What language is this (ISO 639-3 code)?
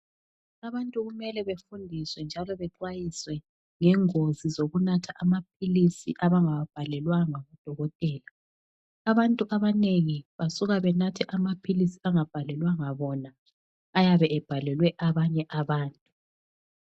nde